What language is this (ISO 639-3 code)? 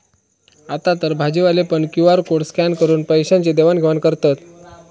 mar